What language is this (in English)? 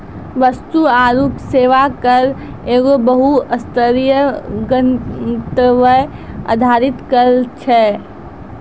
Maithili